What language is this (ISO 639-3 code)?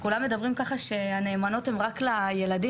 heb